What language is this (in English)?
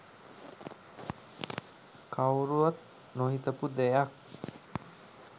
Sinhala